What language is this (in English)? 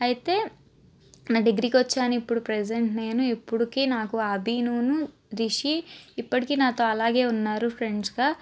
Telugu